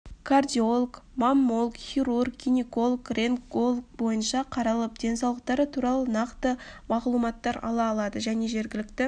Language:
Kazakh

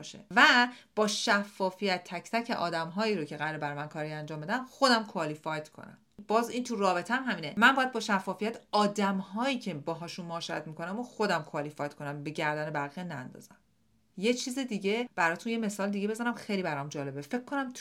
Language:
Persian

